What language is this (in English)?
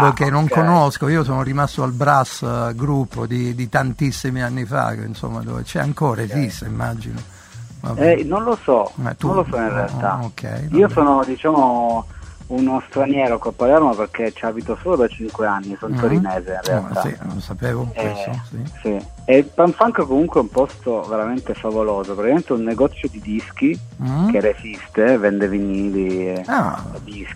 Italian